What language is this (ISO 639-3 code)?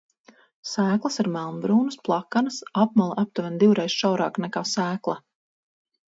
lav